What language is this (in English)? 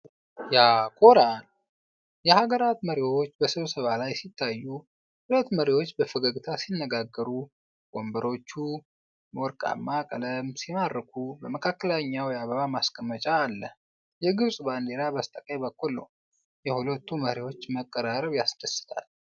Amharic